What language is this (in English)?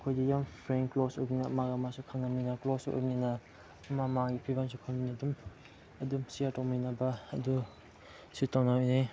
Manipuri